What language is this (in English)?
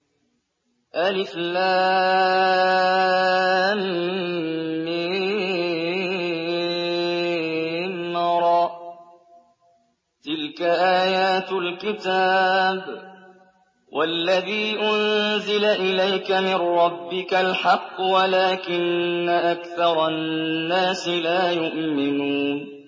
Arabic